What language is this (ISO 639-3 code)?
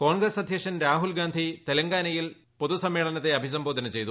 mal